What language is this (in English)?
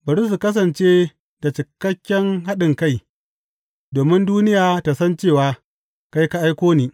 Hausa